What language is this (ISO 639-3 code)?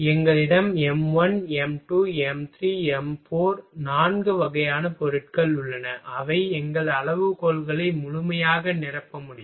tam